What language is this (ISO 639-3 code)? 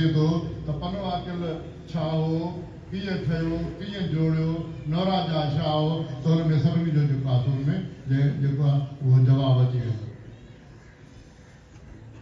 pan